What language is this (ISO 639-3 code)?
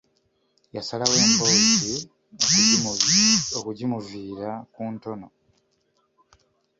lug